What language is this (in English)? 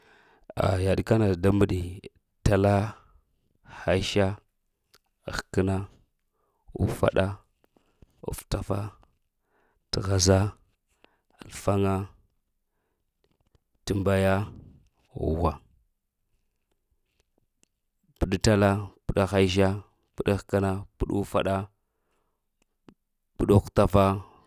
Lamang